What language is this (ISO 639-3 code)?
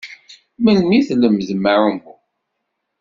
kab